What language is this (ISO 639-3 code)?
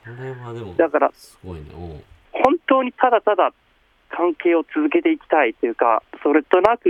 jpn